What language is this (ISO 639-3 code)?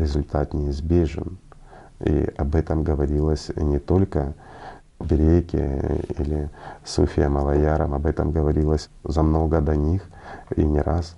rus